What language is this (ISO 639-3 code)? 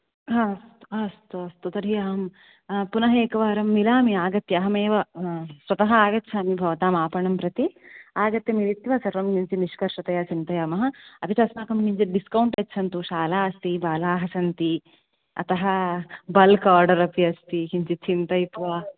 san